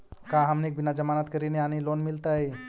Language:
Magahi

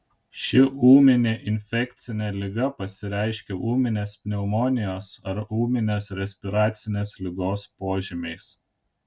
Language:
Lithuanian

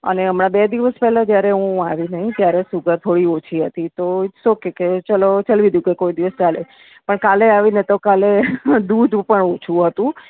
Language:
Gujarati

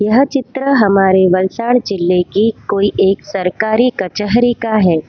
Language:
Hindi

